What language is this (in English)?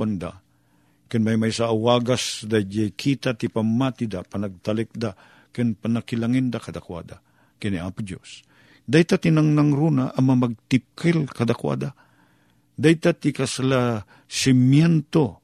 Filipino